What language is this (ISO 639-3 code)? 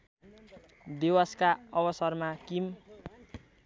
nep